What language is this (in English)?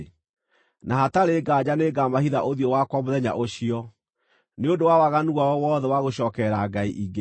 Kikuyu